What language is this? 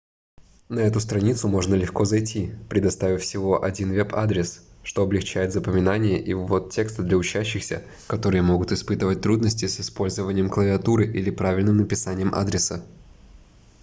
Russian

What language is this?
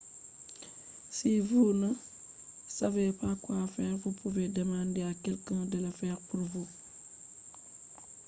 Fula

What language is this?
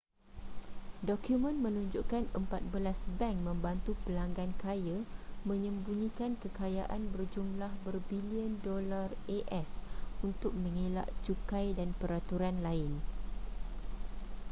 Malay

